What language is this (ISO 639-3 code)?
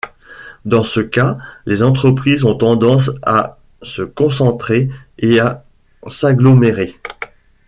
fra